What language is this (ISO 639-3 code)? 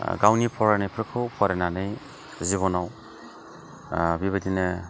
brx